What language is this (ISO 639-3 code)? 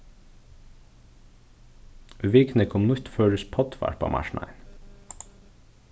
fao